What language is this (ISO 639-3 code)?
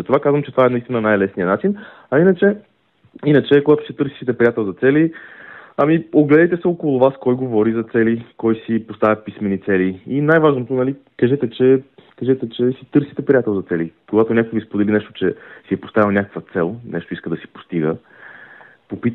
bul